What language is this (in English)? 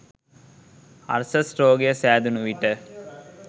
Sinhala